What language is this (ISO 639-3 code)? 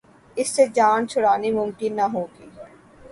urd